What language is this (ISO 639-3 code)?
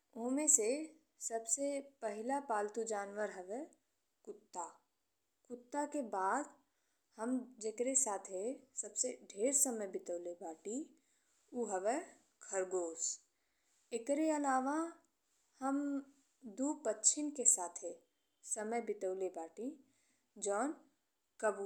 bho